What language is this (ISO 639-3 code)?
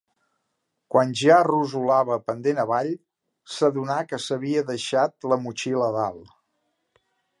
cat